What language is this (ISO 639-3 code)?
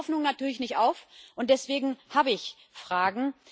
deu